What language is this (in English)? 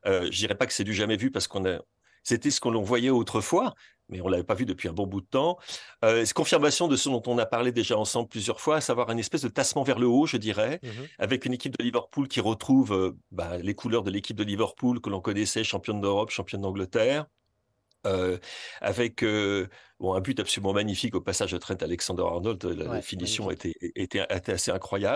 French